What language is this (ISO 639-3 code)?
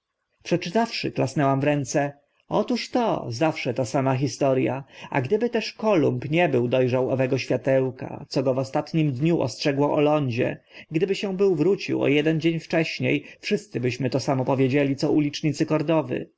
pol